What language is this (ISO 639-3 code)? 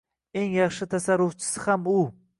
uzb